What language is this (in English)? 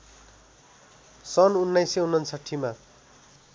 Nepali